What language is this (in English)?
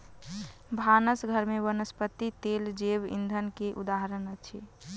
Maithili